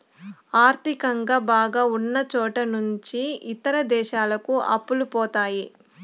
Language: Telugu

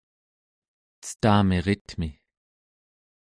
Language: Central Yupik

